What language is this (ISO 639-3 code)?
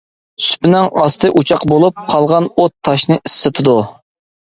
uig